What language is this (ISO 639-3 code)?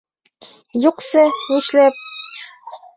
bak